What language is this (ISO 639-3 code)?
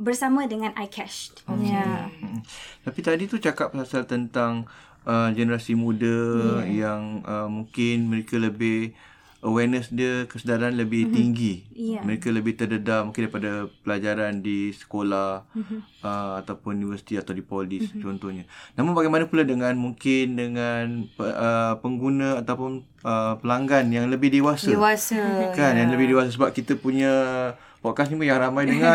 msa